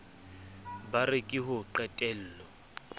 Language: Southern Sotho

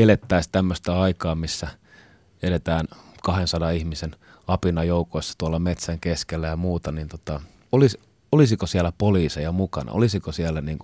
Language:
Finnish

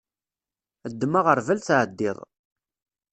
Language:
Kabyle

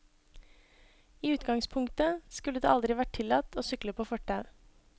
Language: Norwegian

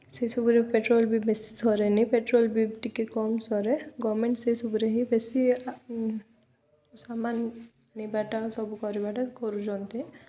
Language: Odia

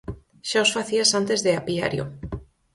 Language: Galician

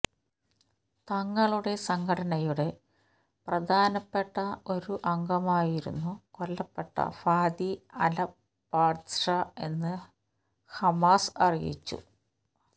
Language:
Malayalam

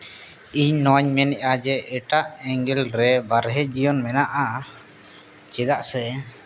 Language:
Santali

